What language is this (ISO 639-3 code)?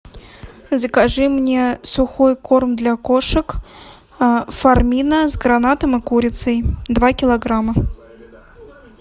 rus